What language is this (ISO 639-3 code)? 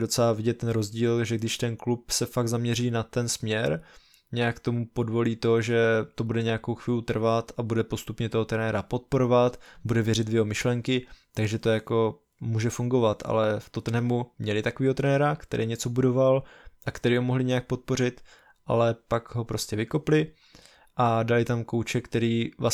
ces